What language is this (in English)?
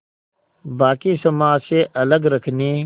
Hindi